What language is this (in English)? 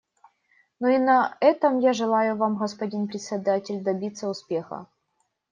Russian